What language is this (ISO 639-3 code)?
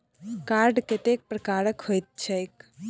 mai